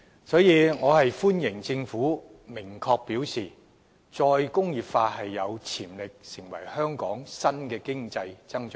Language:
Cantonese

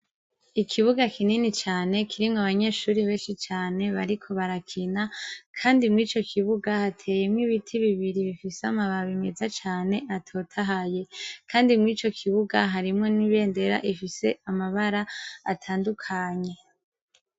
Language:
Rundi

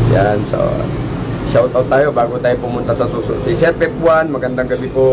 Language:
Filipino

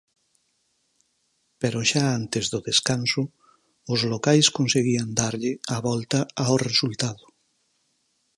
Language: Galician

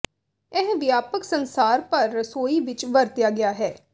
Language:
Punjabi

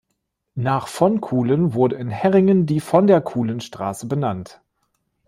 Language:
German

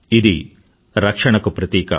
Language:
Telugu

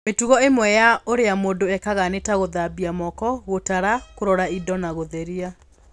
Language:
Kikuyu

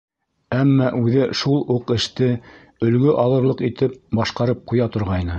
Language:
Bashkir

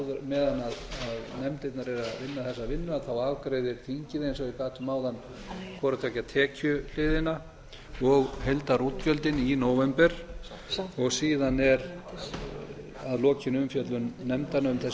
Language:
Icelandic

